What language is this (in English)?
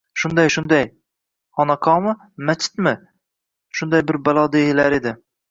Uzbek